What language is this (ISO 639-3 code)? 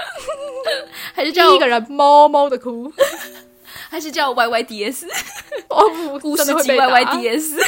zho